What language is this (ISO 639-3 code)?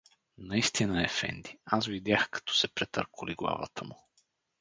bul